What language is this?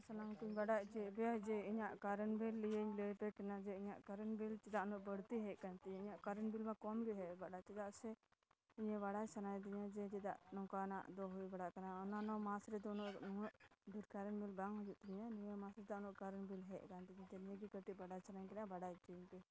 Santali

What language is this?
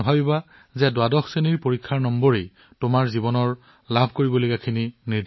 Assamese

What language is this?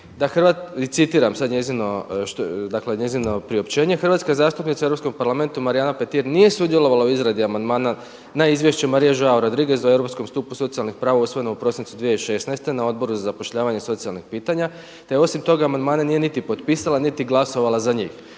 Croatian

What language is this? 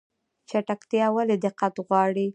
Pashto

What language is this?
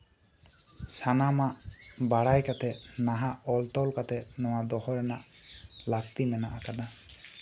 Santali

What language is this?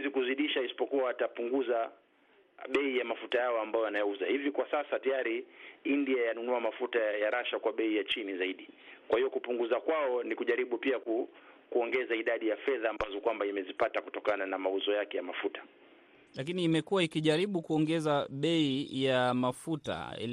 Swahili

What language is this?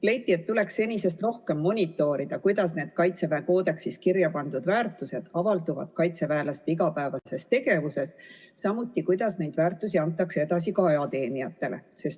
Estonian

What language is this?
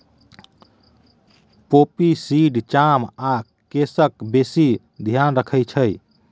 Maithili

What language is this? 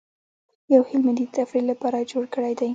Pashto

